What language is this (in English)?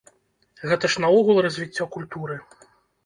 Belarusian